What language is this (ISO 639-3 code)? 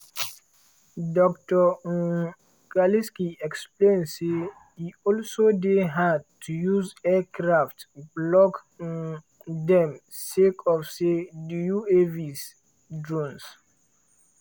pcm